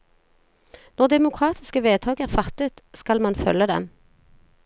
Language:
Norwegian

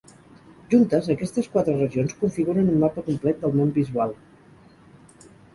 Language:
Catalan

